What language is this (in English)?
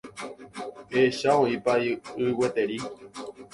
Guarani